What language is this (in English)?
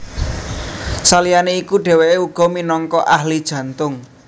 Javanese